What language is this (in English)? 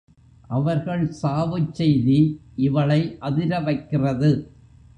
Tamil